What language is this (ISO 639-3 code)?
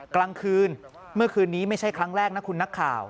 tha